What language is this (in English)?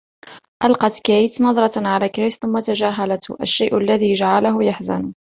Arabic